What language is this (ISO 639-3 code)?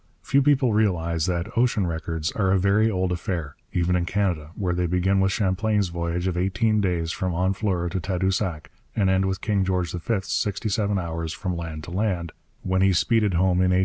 eng